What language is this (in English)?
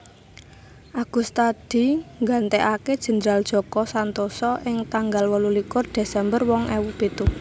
Javanese